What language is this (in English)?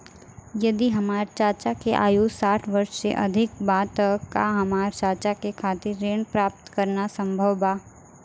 Bhojpuri